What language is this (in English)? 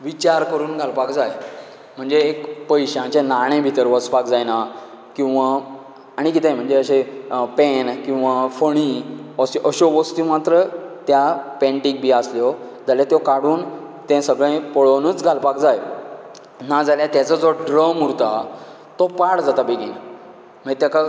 Konkani